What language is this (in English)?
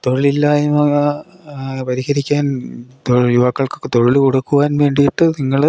Malayalam